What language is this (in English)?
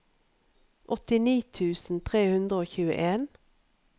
Norwegian